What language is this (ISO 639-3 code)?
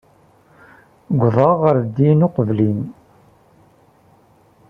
kab